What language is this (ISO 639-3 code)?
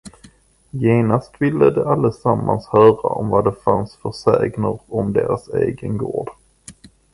swe